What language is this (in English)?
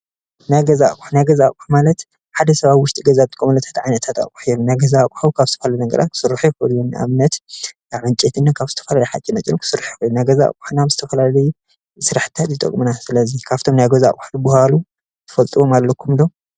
Tigrinya